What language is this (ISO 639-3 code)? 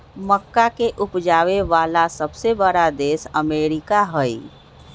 mag